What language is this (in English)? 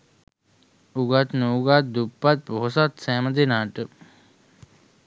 Sinhala